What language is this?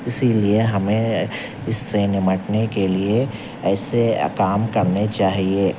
Urdu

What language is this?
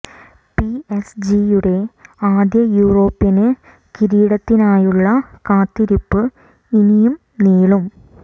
Malayalam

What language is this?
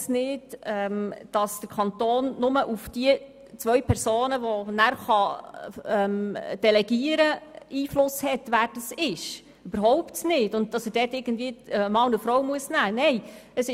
Swiss German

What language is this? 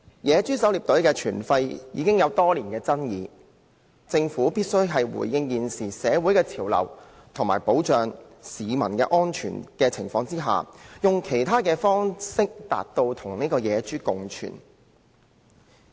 Cantonese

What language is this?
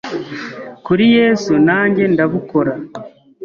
Kinyarwanda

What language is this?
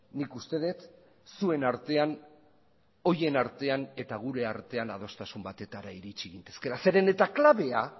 Basque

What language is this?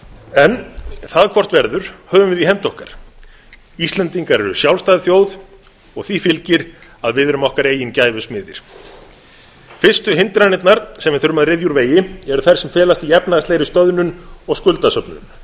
Icelandic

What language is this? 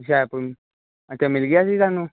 Punjabi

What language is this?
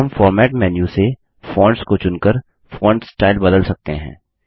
Hindi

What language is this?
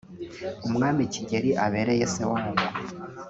Kinyarwanda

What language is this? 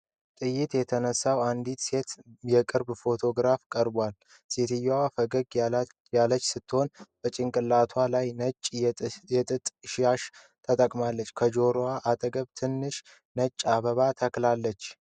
Amharic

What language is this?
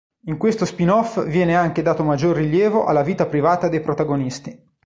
Italian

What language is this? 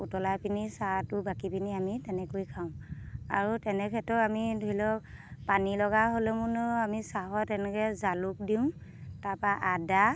Assamese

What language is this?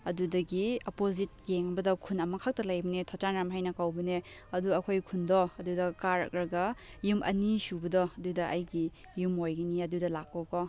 Manipuri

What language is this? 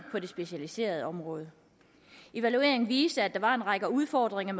Danish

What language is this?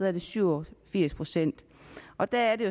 Danish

